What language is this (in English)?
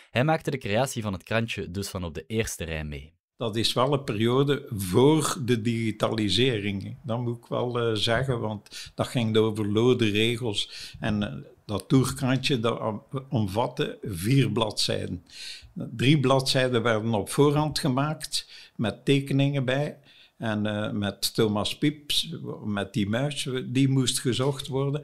Dutch